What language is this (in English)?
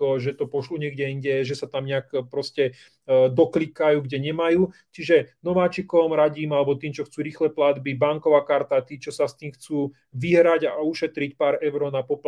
Slovak